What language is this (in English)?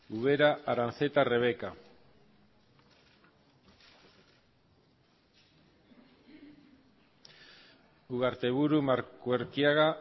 Basque